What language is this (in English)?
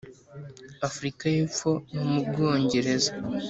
Kinyarwanda